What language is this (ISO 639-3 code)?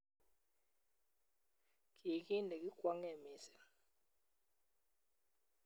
kln